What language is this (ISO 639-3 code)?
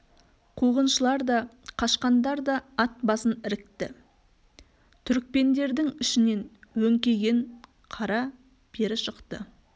kaz